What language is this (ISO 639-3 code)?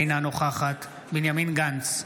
heb